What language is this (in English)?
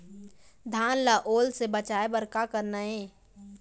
Chhattisgarhi